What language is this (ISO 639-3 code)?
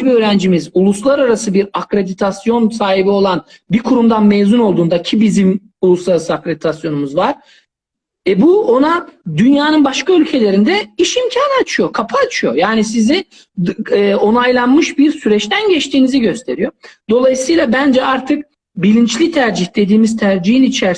tur